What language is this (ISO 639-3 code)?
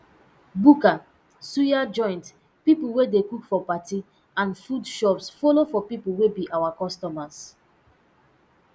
pcm